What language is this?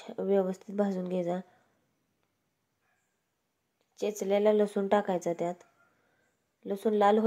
Romanian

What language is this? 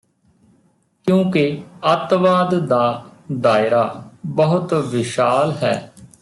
Punjabi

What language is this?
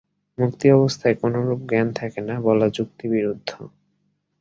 Bangla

